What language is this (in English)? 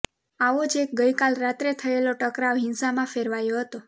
Gujarati